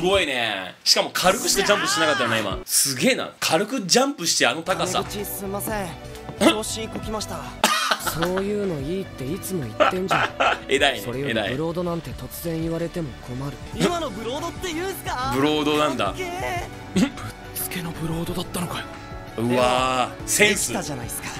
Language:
Japanese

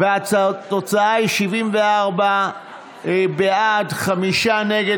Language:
Hebrew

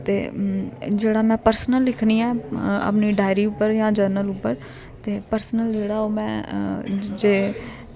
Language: Dogri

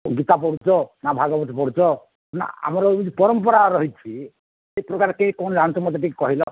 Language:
Odia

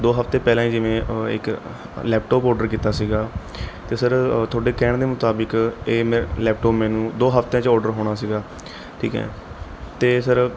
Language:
Punjabi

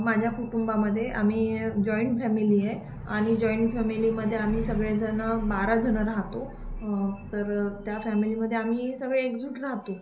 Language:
Marathi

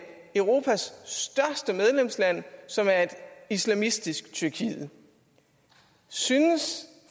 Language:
Danish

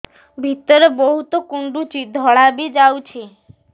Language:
Odia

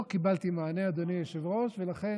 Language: Hebrew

